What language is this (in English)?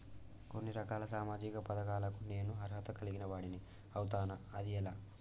Telugu